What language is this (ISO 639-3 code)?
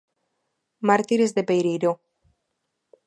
glg